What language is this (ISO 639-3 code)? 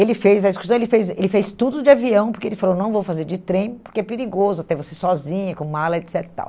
por